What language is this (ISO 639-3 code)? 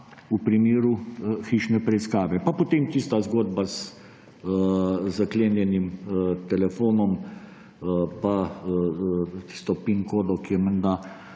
slv